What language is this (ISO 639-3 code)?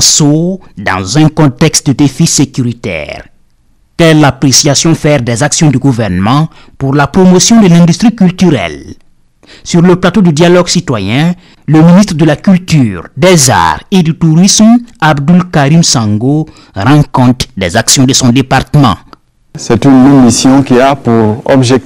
fra